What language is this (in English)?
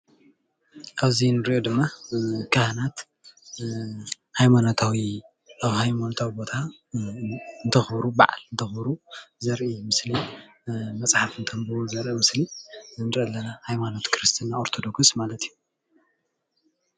Tigrinya